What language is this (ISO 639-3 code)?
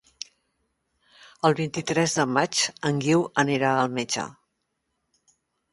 cat